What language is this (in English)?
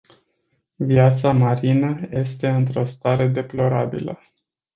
Romanian